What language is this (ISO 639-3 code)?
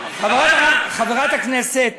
heb